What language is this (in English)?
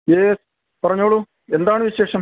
Malayalam